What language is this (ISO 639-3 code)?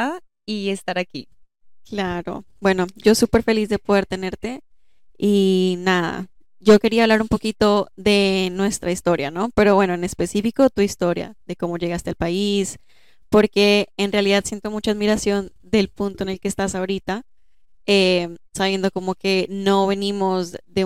spa